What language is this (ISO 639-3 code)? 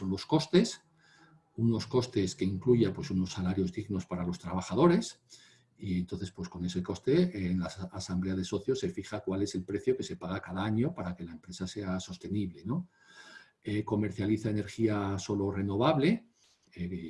spa